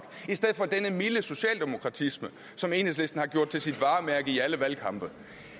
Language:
Danish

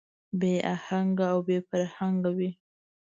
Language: Pashto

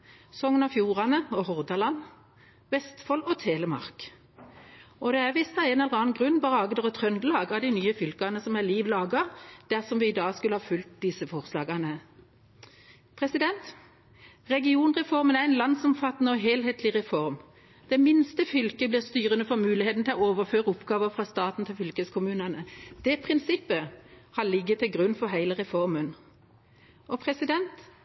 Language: Norwegian Bokmål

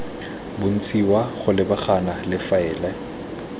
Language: Tswana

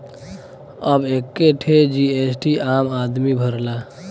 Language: Bhojpuri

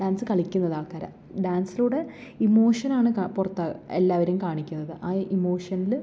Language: Malayalam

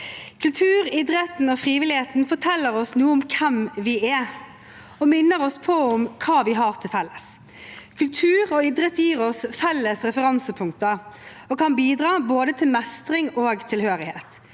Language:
Norwegian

